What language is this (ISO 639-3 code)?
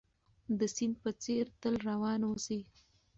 pus